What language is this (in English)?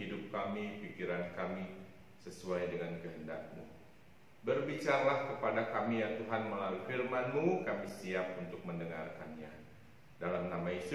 Indonesian